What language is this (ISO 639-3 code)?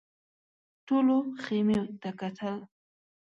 pus